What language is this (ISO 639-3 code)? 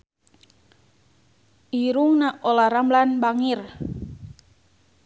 sun